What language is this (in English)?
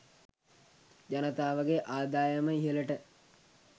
Sinhala